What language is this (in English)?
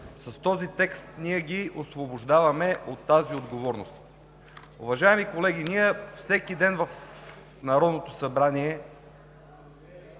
Bulgarian